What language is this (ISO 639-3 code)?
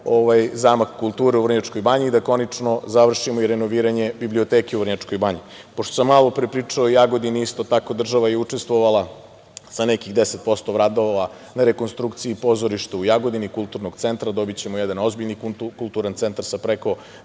srp